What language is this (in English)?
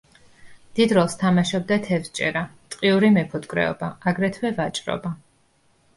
Georgian